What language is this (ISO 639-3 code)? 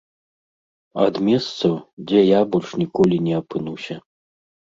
bel